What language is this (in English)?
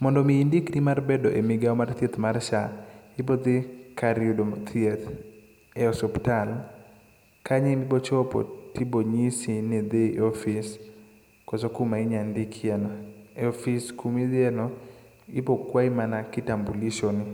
Luo (Kenya and Tanzania)